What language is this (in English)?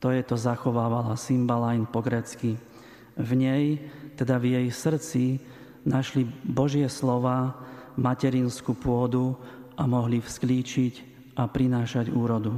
Slovak